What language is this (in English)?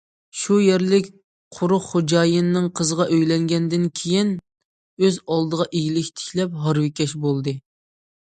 Uyghur